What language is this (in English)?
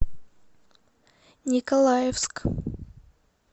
Russian